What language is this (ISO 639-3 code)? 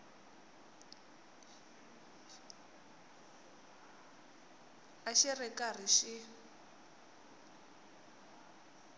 tso